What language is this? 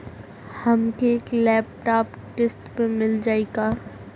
Bhojpuri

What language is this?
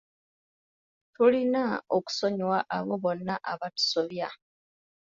Ganda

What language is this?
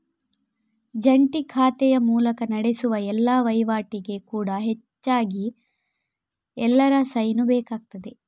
Kannada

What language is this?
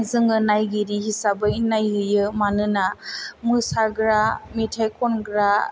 Bodo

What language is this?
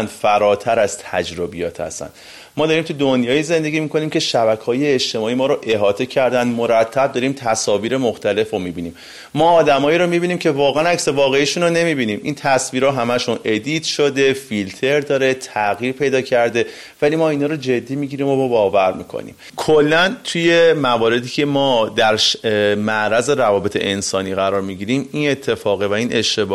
Persian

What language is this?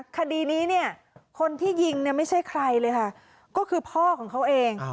Thai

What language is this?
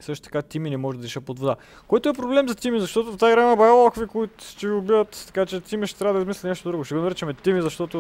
Bulgarian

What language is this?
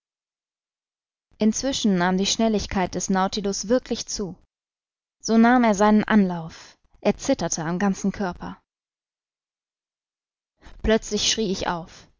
German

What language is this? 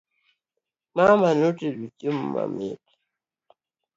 Luo (Kenya and Tanzania)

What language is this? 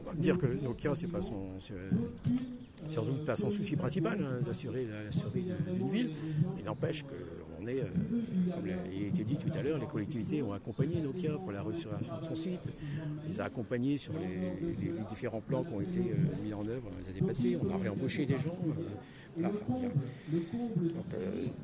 French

